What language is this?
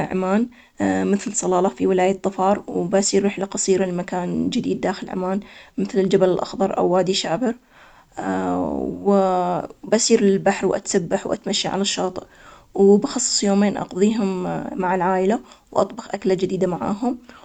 Omani Arabic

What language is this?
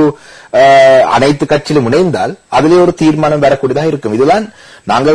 Romanian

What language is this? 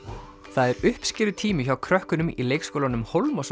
Icelandic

